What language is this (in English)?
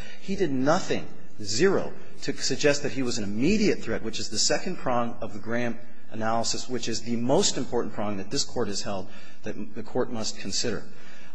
English